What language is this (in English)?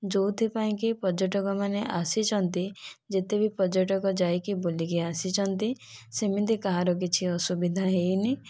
Odia